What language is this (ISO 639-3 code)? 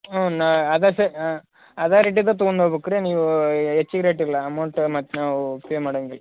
kan